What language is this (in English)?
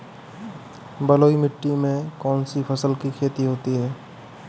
Hindi